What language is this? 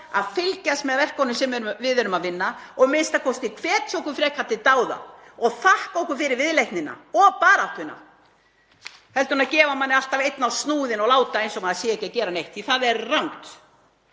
Icelandic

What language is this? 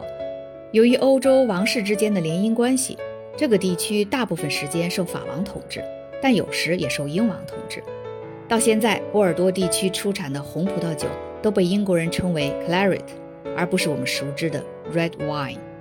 Chinese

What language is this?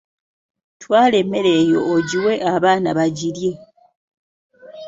Ganda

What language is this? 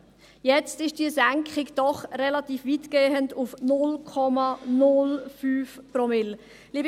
Swiss German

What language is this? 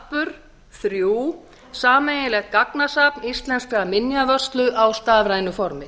Icelandic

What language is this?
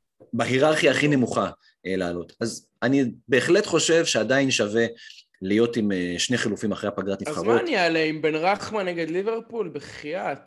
Hebrew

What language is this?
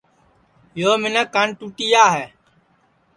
Sansi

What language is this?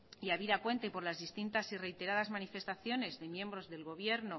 Spanish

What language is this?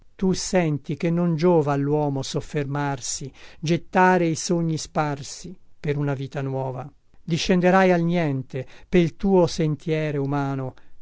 Italian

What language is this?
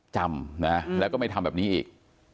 Thai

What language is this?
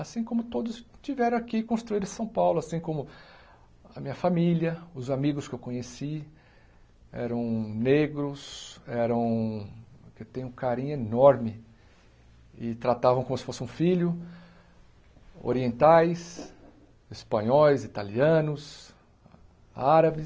Portuguese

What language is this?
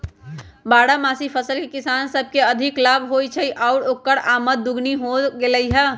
Magahi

